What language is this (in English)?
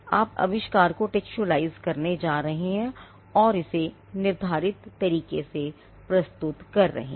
Hindi